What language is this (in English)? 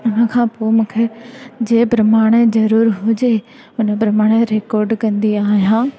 Sindhi